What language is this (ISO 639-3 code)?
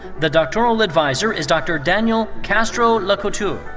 eng